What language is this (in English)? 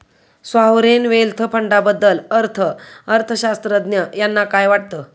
Marathi